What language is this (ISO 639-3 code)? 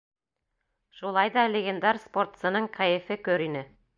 bak